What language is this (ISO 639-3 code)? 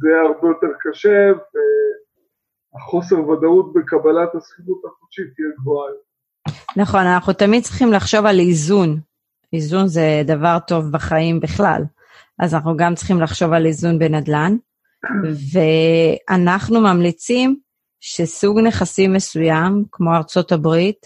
heb